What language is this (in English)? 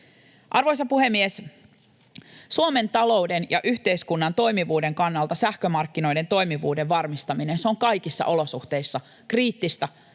Finnish